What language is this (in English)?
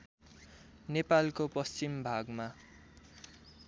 Nepali